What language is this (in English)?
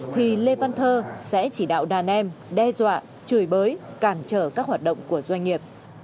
Vietnamese